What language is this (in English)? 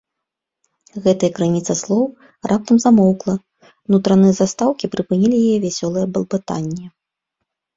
Belarusian